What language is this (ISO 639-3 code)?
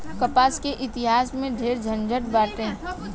bho